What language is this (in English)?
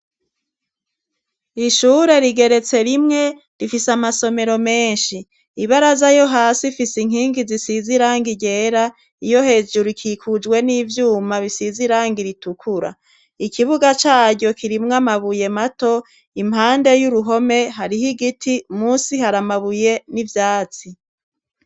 Rundi